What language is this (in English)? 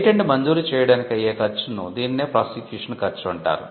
Telugu